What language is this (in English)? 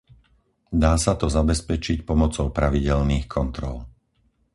Slovak